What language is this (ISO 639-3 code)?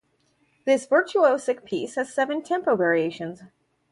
eng